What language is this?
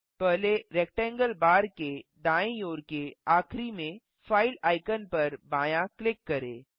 Hindi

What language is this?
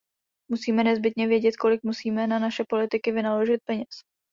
Czech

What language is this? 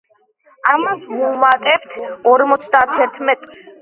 Georgian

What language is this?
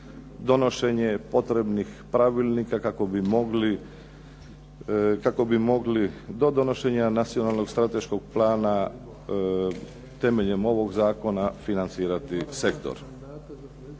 Croatian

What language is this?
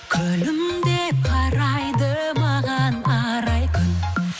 Kazakh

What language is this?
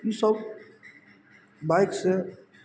Maithili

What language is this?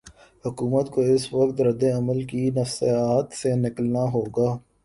Urdu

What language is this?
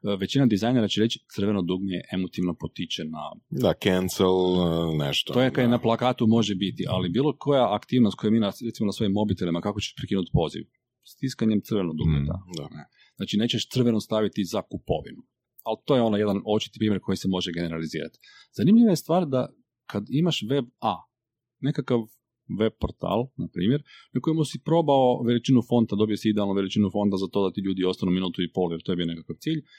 Croatian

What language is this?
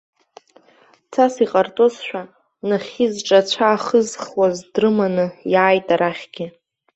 Abkhazian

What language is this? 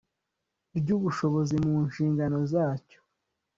Kinyarwanda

